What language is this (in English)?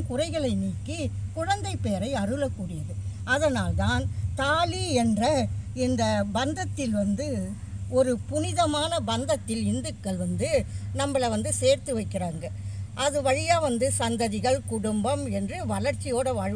Korean